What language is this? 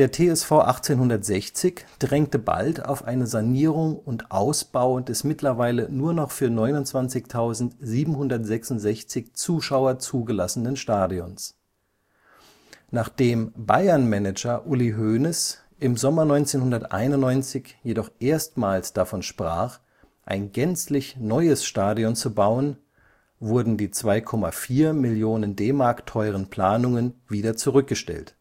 German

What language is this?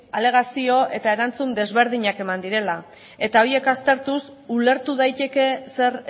Basque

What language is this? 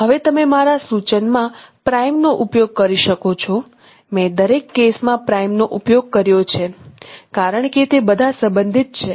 Gujarati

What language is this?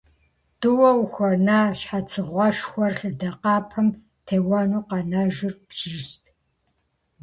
Kabardian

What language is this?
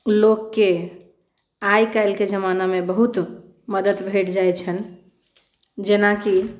Maithili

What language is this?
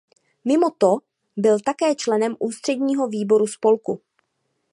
Czech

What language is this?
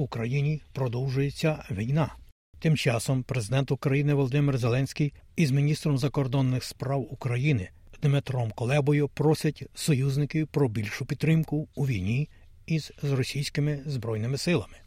Ukrainian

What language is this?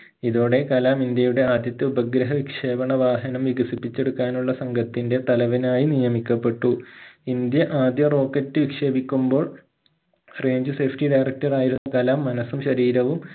Malayalam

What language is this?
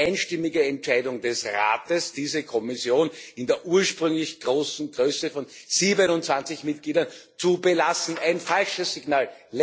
German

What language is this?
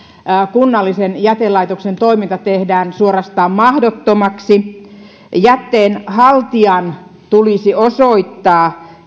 Finnish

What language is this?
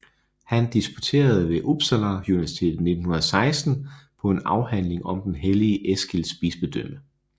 Danish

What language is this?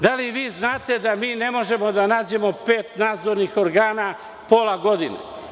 Serbian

